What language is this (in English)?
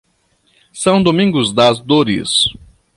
Portuguese